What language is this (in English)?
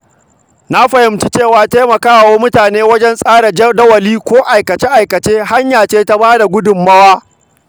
Hausa